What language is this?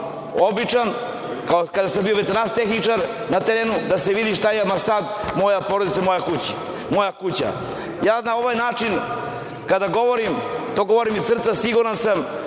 Serbian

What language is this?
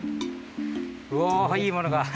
Japanese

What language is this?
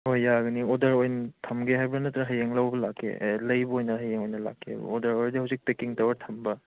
Manipuri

